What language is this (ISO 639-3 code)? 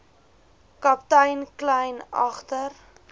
afr